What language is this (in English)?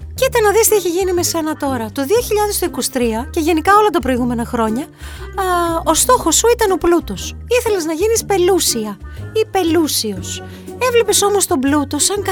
Greek